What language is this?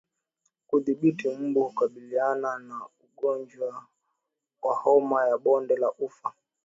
Swahili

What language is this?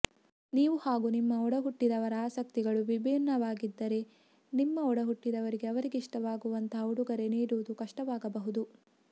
Kannada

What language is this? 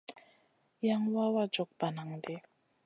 Masana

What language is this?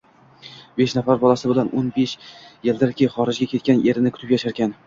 Uzbek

